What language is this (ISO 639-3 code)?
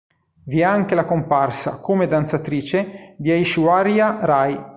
ita